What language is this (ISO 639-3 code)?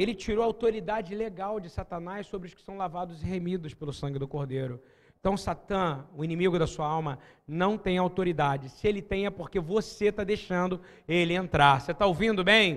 por